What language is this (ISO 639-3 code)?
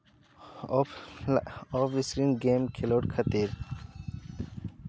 sat